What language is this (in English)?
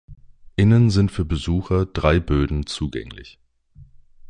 German